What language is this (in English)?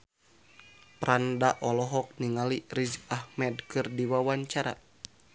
Sundanese